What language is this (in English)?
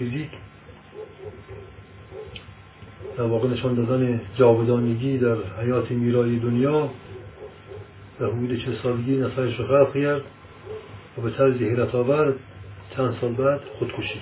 Persian